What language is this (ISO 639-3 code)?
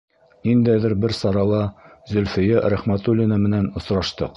bak